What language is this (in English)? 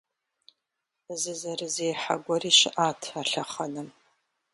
Kabardian